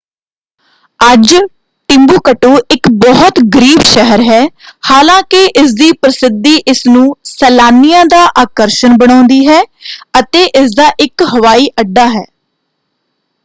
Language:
Punjabi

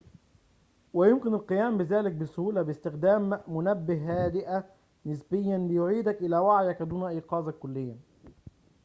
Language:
Arabic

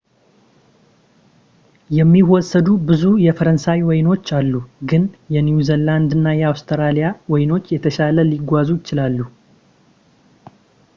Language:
Amharic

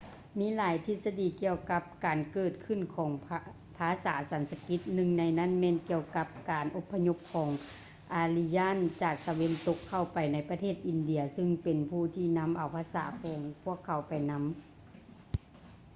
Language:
Lao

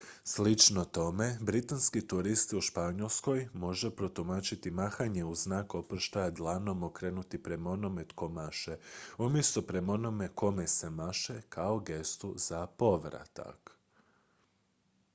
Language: Croatian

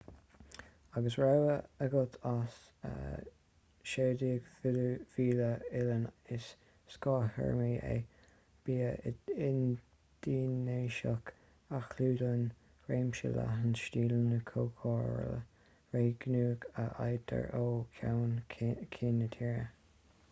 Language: Irish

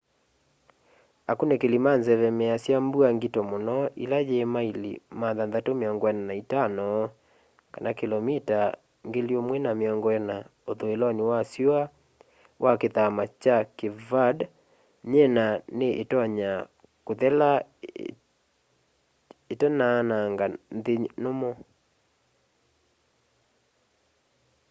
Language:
Kamba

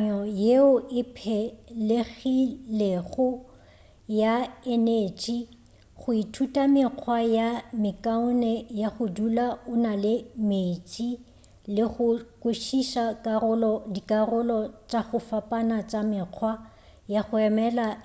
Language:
Northern Sotho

